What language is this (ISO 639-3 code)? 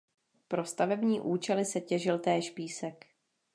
ces